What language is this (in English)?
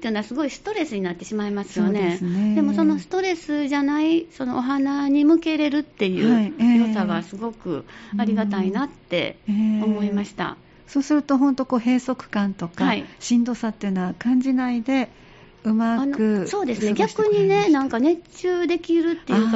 Japanese